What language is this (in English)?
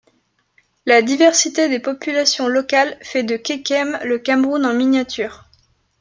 French